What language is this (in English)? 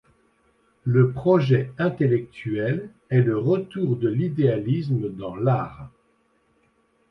French